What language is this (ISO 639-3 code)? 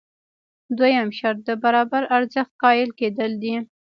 pus